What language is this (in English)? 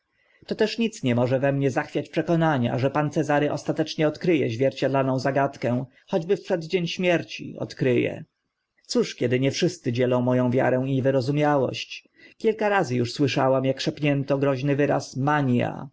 Polish